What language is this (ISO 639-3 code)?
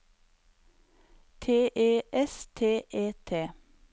nor